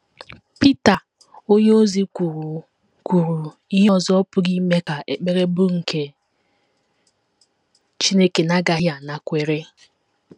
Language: Igbo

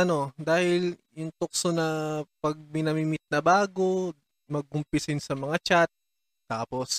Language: Filipino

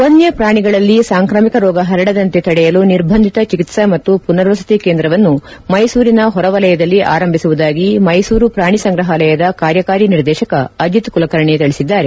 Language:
Kannada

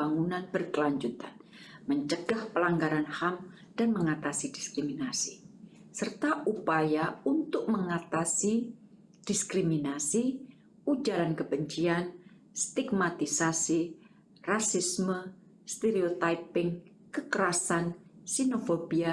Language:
Indonesian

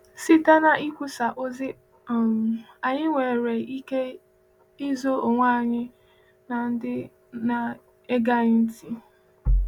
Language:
Igbo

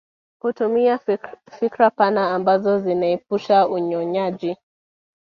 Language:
Swahili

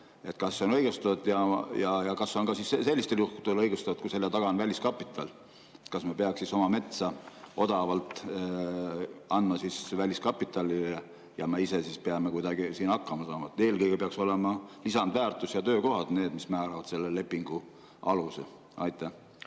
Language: Estonian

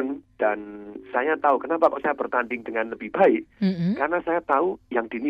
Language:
Indonesian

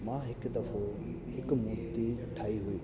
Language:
Sindhi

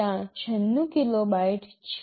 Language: Gujarati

